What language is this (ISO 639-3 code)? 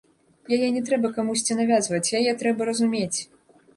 bel